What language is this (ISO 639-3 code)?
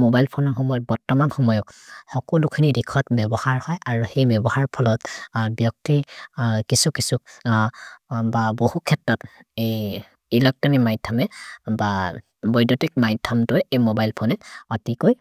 mrr